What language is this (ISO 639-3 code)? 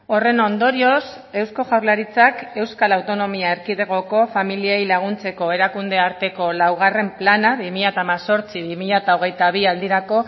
eus